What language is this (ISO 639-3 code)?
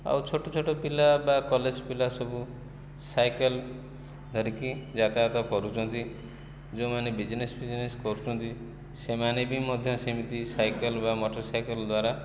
ori